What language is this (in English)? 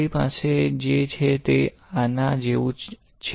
Gujarati